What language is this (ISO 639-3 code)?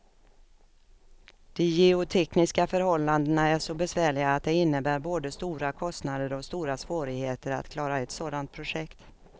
swe